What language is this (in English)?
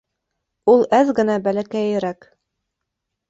Bashkir